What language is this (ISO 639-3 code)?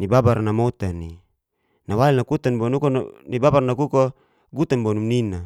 ges